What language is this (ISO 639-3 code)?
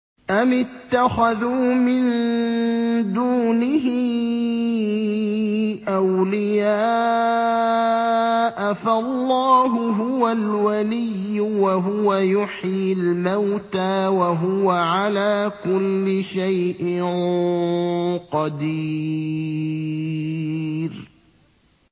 ara